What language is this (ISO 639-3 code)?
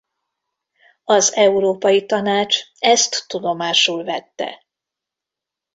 hun